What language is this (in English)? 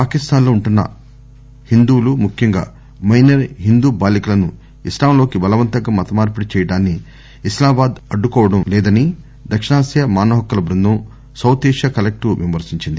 Telugu